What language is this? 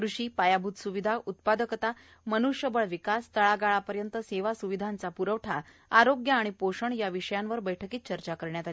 Marathi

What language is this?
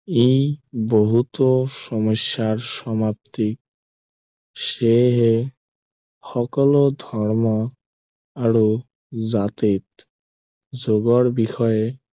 Assamese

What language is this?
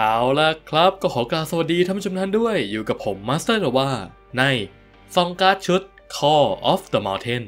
Thai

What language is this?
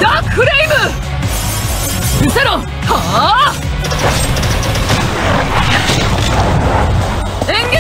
Japanese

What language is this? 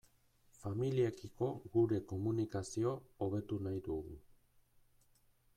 Basque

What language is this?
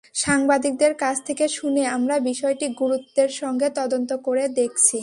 Bangla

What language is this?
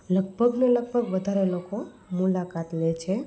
Gujarati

